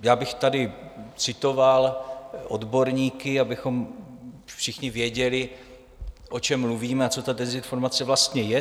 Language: Czech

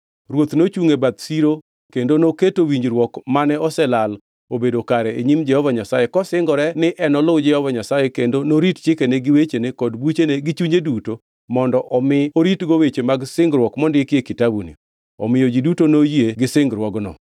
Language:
Luo (Kenya and Tanzania)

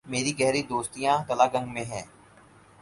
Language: Urdu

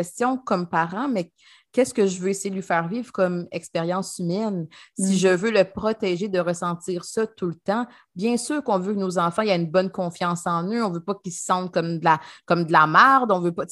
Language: French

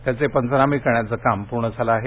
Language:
Marathi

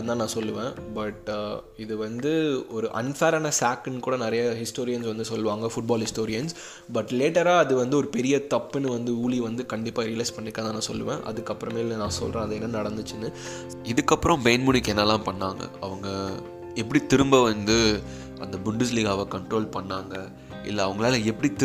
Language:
Tamil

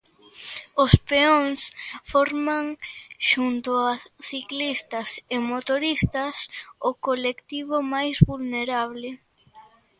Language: Galician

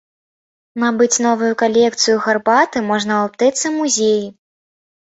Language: Belarusian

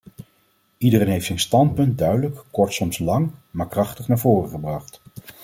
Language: Dutch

